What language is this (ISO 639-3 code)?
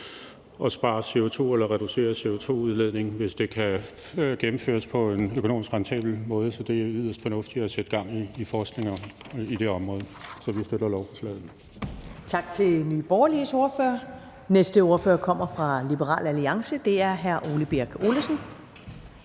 dan